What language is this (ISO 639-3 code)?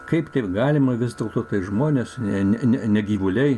lit